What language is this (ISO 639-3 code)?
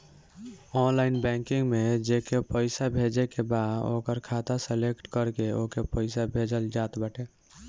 bho